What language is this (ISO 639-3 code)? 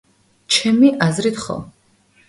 kat